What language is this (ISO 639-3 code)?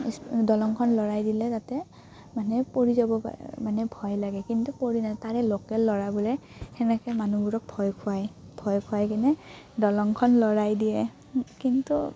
asm